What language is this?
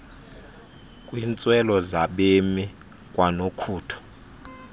Xhosa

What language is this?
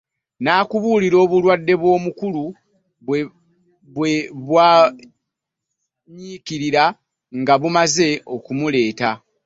Ganda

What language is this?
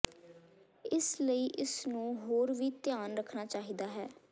Punjabi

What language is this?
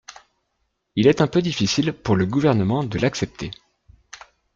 French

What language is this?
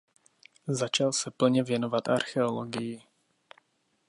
Czech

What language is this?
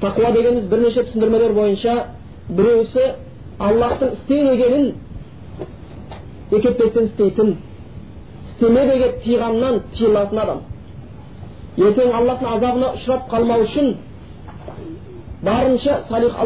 Bulgarian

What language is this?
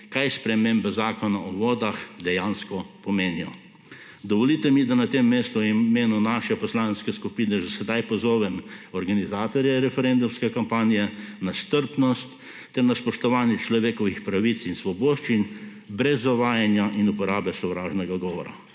Slovenian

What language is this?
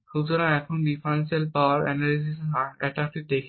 Bangla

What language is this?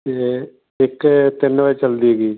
Punjabi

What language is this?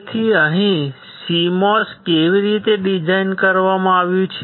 Gujarati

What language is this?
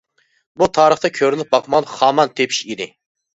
Uyghur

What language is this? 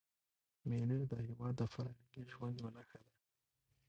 Pashto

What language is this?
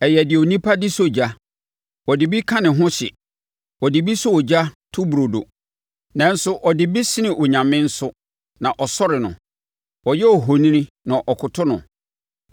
Akan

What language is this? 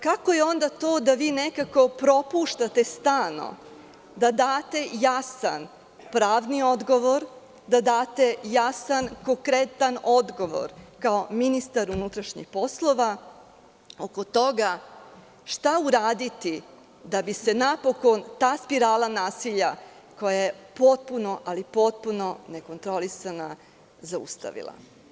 Serbian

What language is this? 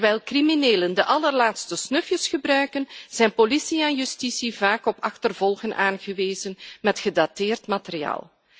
Dutch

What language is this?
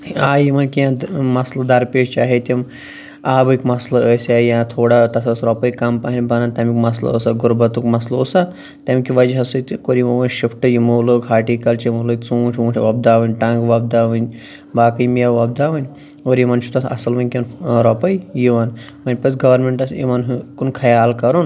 Kashmiri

